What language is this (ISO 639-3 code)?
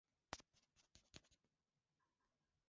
swa